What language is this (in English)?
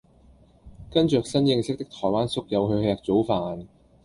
Cantonese